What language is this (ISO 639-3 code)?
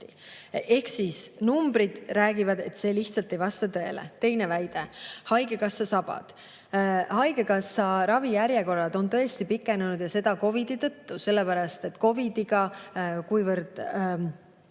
est